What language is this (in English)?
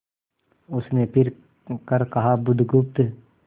Hindi